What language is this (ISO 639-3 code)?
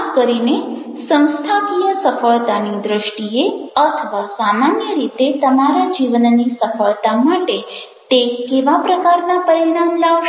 guj